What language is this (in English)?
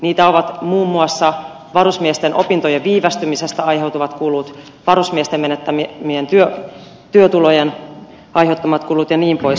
Finnish